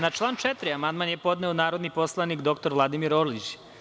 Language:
Serbian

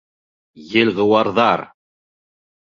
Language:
Bashkir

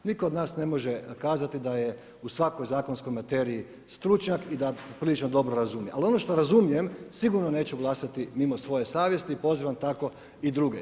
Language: Croatian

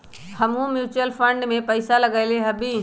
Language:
Magahi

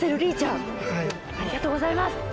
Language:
Japanese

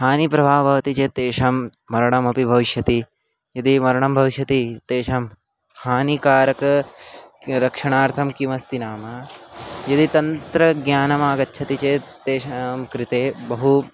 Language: Sanskrit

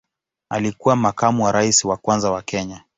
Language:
Swahili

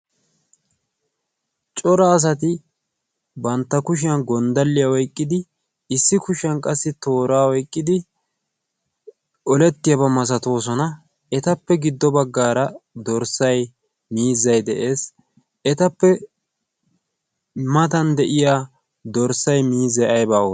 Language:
Wolaytta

